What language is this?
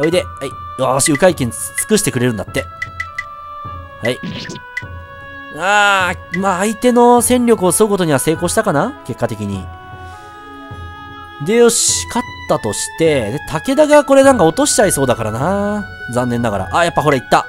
Japanese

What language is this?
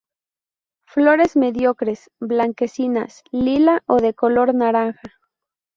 Spanish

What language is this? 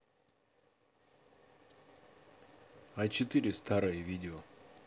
Russian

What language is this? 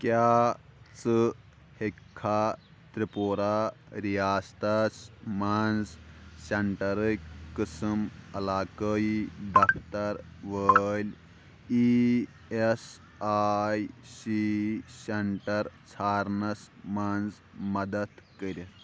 Kashmiri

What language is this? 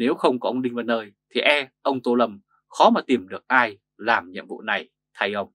Vietnamese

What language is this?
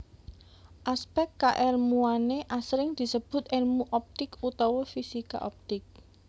Javanese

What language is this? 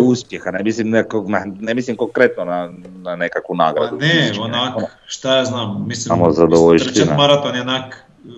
Croatian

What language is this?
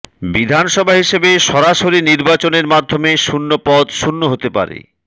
Bangla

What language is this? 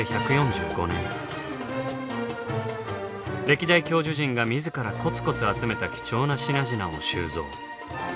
Japanese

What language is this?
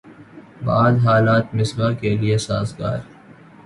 Urdu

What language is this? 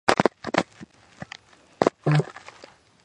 Georgian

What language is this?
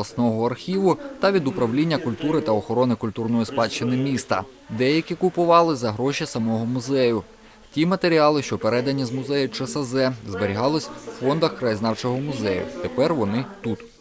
Ukrainian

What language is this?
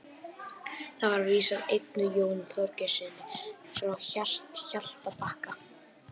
Icelandic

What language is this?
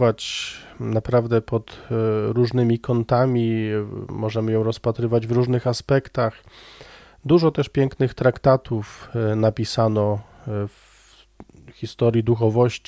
Polish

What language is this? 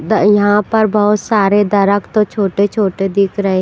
Hindi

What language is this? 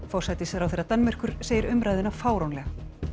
Icelandic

